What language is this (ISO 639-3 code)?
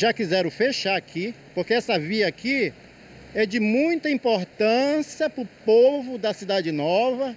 por